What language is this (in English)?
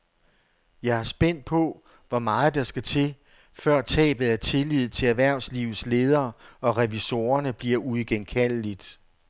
Danish